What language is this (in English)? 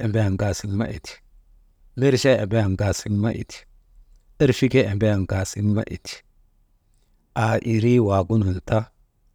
Maba